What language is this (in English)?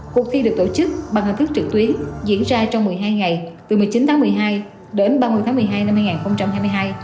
Vietnamese